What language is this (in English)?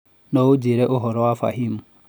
Kikuyu